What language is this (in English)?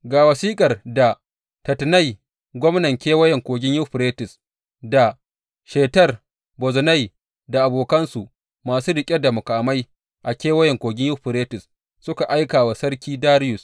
Hausa